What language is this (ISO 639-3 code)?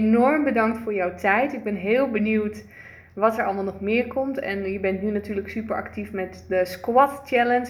nld